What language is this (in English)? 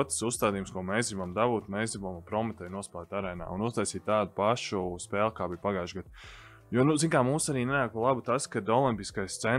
Latvian